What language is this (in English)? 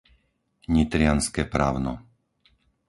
Slovak